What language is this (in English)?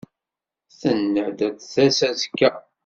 Kabyle